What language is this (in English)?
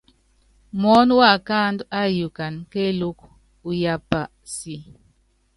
Yangben